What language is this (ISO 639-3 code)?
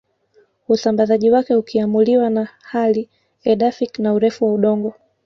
swa